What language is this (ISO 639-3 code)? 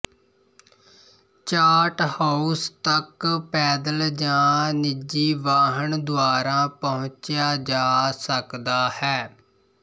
pan